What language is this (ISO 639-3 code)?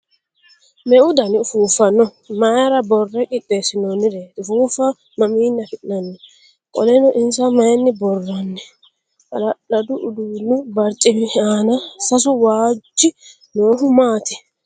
sid